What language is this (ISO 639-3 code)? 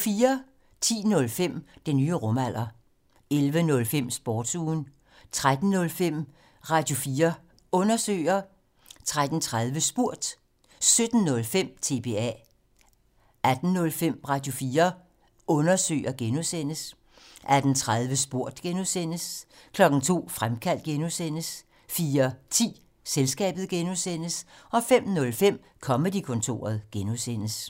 dan